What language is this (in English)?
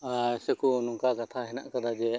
Santali